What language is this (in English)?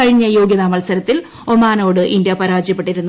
Malayalam